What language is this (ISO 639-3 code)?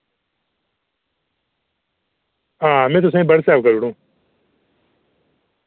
doi